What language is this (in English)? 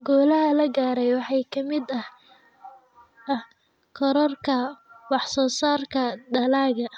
Somali